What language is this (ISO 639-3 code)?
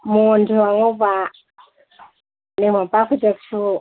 mni